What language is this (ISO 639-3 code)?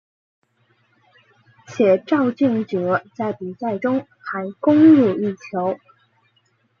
zho